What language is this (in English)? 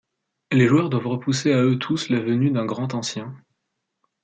French